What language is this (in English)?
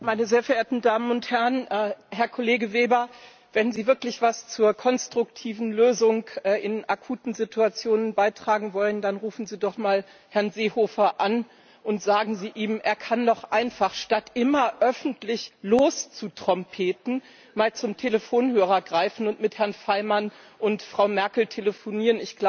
German